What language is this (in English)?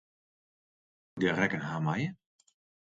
Western Frisian